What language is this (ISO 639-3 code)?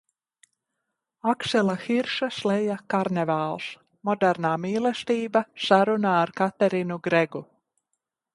lav